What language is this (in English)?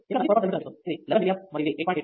Telugu